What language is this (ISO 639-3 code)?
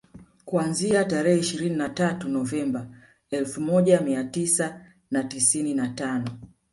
swa